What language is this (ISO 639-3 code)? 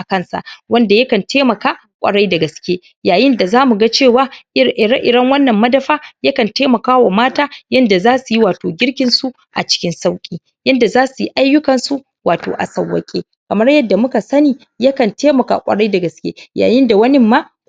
hau